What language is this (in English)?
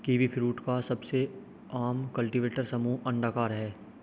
Hindi